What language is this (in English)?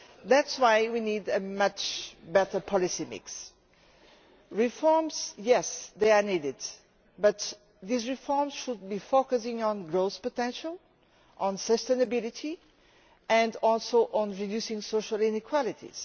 English